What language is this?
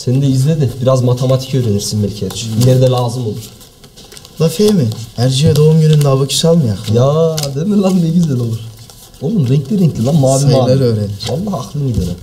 Turkish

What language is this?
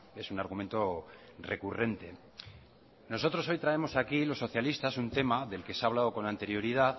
Spanish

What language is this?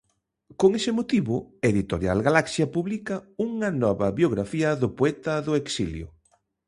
Galician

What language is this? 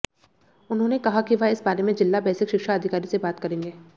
Hindi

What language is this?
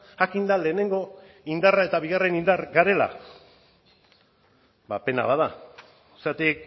Basque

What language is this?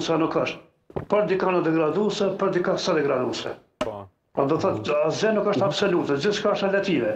Romanian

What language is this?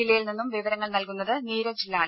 Malayalam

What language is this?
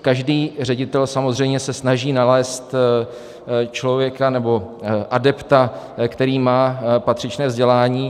Czech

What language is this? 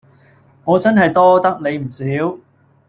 Cantonese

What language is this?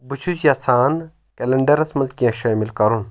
Kashmiri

